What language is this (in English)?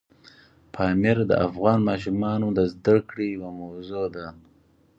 Pashto